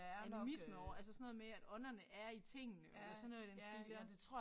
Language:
Danish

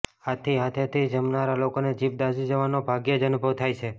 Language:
Gujarati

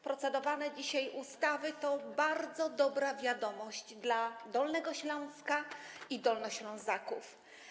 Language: Polish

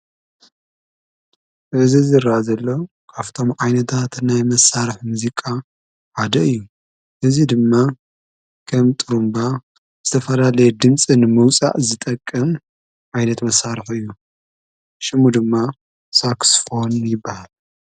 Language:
Tigrinya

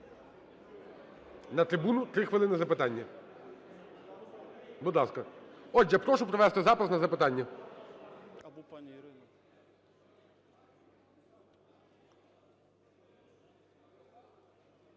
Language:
Ukrainian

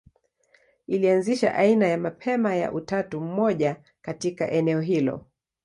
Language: Swahili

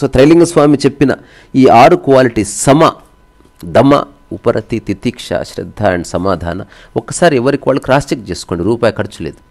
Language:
Telugu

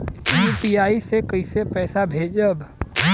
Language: Bhojpuri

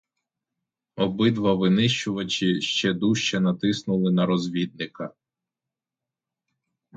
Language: Ukrainian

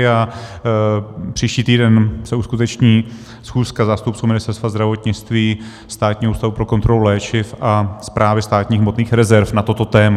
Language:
Czech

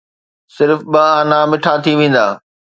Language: Sindhi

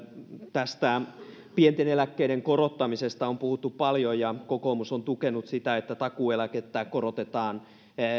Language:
Finnish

